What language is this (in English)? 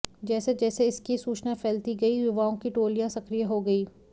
Hindi